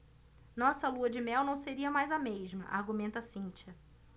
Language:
Portuguese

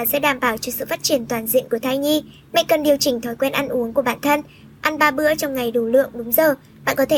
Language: Vietnamese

